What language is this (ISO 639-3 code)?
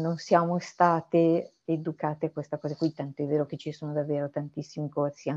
ita